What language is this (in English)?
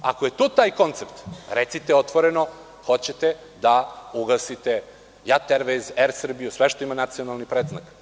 Serbian